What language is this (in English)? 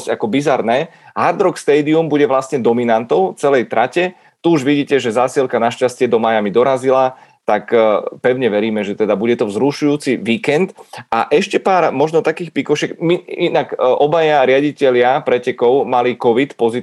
Czech